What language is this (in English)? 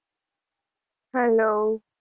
Gujarati